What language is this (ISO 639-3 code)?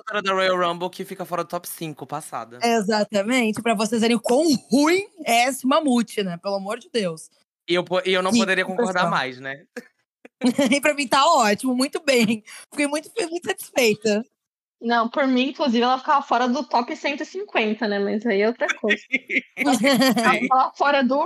por